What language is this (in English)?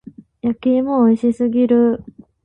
Japanese